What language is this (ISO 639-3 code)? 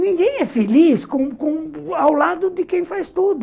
por